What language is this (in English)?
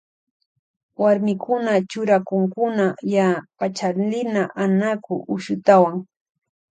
Loja Highland Quichua